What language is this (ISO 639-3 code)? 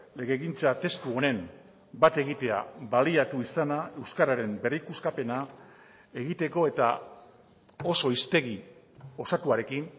eus